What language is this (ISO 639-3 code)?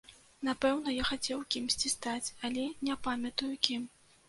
bel